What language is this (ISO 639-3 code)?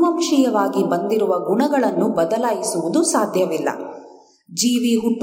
kan